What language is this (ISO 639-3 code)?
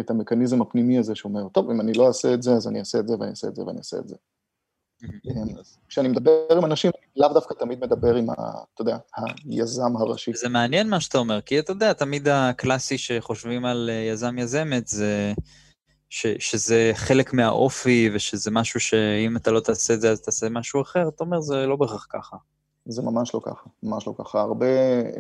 heb